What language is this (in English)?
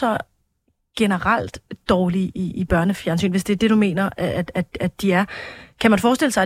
Danish